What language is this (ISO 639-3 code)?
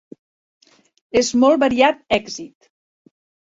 cat